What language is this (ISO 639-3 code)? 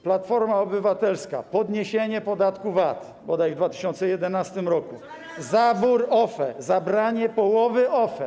pol